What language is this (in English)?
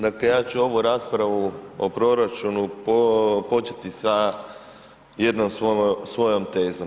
Croatian